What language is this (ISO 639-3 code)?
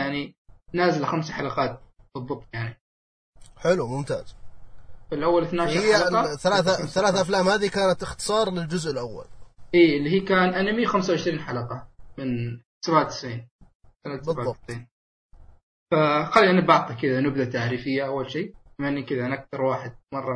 ara